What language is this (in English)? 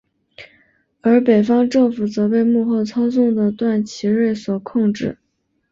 Chinese